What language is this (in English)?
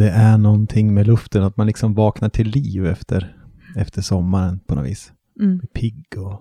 Swedish